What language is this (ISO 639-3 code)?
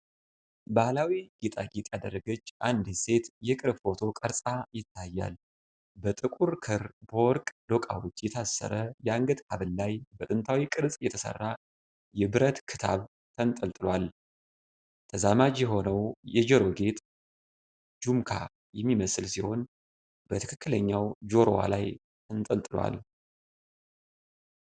amh